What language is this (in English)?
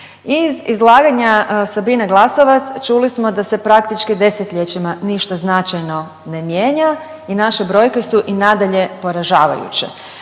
Croatian